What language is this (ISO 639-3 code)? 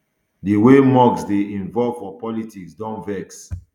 pcm